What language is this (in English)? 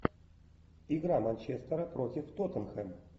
Russian